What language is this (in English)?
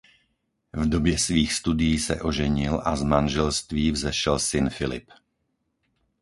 Czech